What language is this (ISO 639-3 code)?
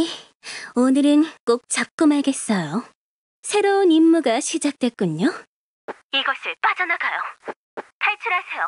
kor